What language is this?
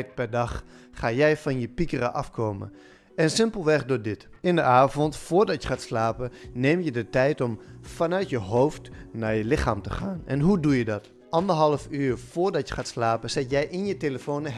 Dutch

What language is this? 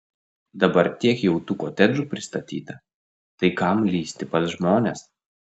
Lithuanian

